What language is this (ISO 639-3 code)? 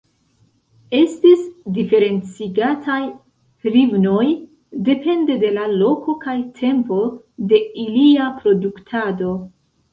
epo